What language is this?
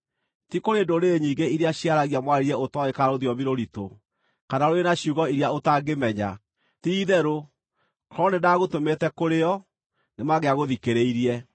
Kikuyu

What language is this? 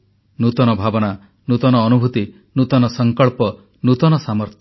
Odia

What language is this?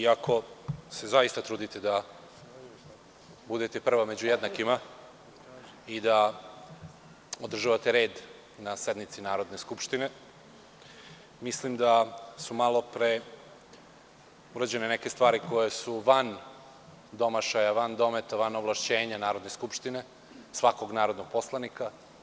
Serbian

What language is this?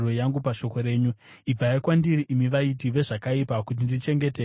Shona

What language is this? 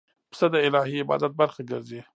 Pashto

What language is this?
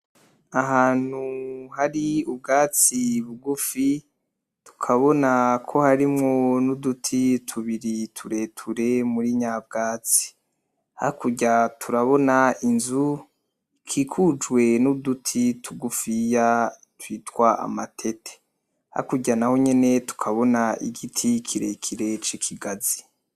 Rundi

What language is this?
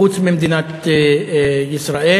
Hebrew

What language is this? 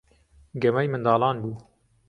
Central Kurdish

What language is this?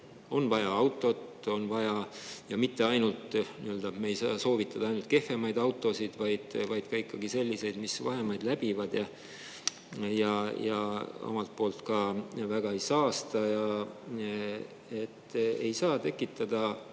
Estonian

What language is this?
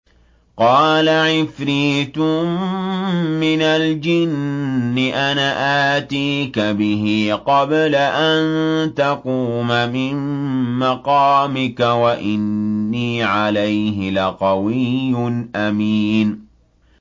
Arabic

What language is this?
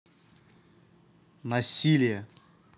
Russian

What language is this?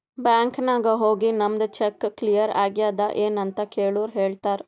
Kannada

